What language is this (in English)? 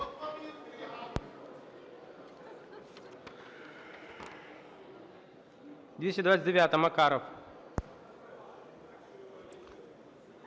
Ukrainian